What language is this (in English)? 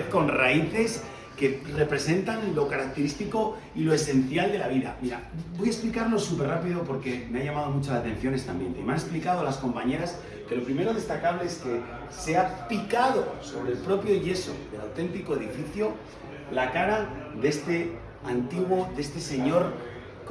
Spanish